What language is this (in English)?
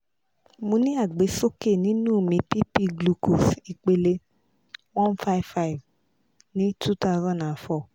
Yoruba